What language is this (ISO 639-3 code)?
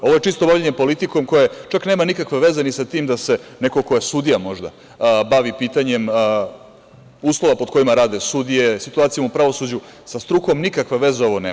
srp